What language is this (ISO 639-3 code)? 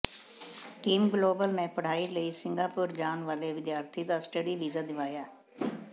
pan